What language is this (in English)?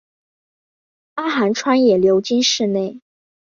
Chinese